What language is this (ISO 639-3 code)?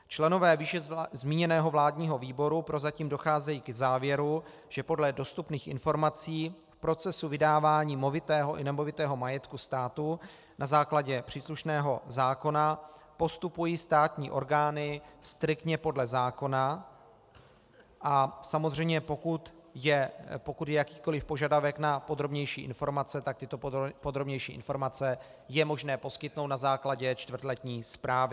ces